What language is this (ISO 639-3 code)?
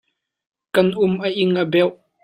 cnh